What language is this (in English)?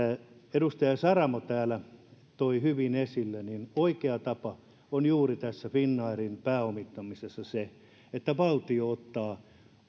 Finnish